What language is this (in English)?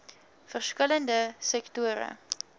Afrikaans